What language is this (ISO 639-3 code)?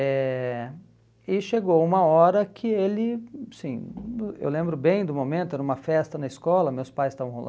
por